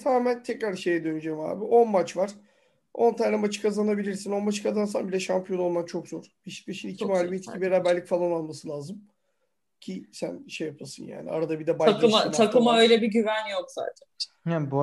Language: Turkish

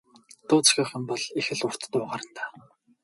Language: Mongolian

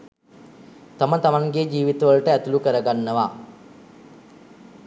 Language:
Sinhala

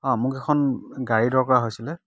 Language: Assamese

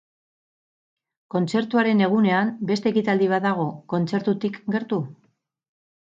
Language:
Basque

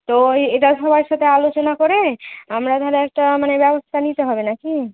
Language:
Bangla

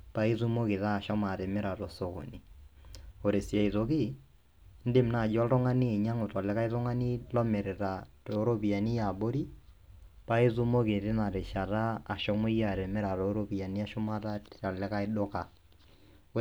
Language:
Masai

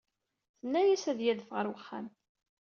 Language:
Kabyle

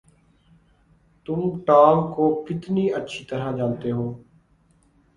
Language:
Urdu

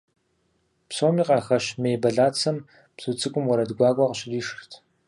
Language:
Kabardian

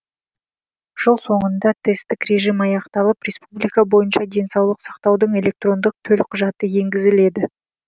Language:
Kazakh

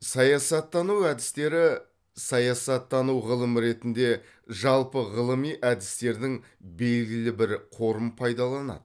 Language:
Kazakh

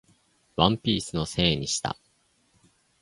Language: Japanese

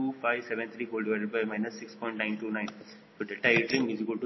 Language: Kannada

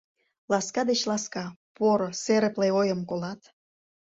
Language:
Mari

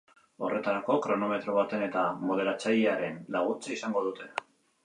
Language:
Basque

